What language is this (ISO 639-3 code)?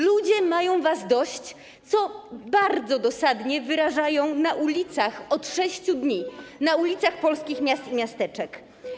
pol